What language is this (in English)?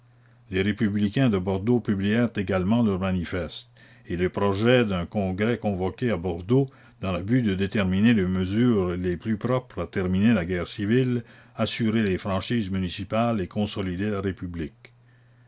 French